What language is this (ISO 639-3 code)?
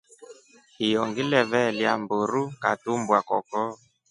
rof